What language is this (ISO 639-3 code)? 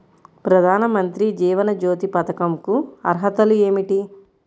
tel